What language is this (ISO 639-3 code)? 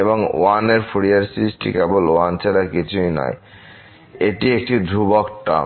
ben